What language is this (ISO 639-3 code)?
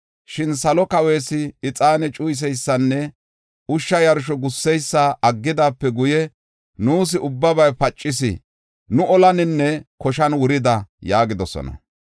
gof